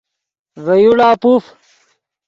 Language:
Yidgha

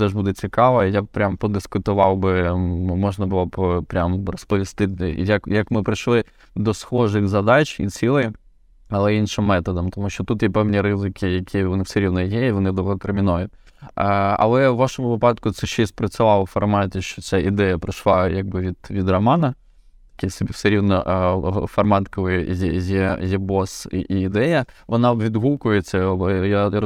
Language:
Ukrainian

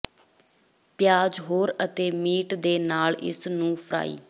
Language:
Punjabi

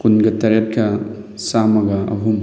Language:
Manipuri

